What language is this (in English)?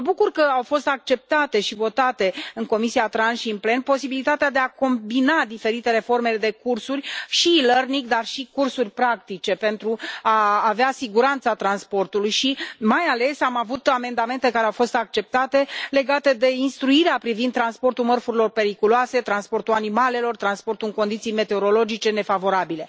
Romanian